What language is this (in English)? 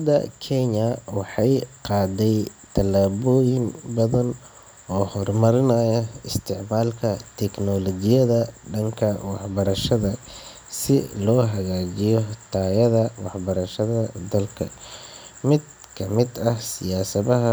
Somali